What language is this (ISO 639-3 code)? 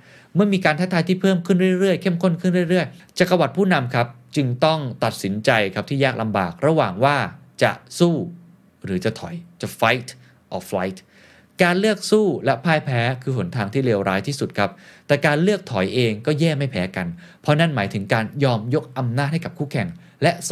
tha